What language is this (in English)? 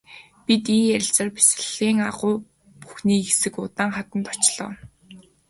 Mongolian